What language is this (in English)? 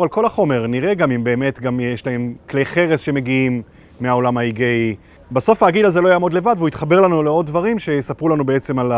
Hebrew